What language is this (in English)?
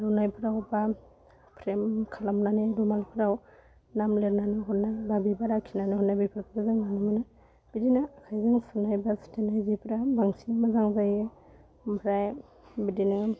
Bodo